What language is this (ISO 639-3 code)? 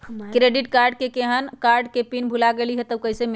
mag